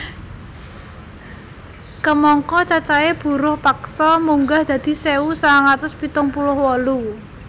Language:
Javanese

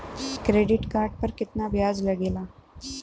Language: Bhojpuri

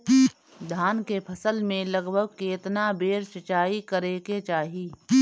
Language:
Bhojpuri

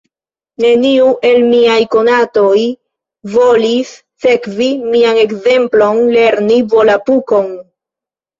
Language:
Esperanto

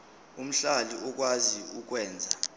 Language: Zulu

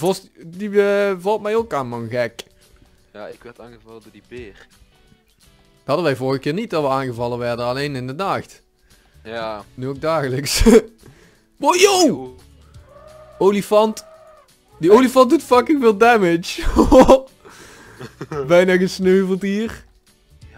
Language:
Dutch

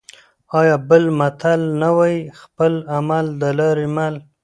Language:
Pashto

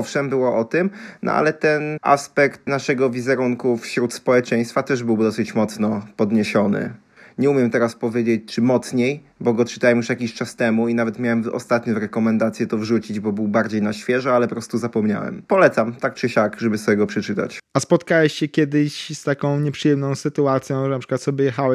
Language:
Polish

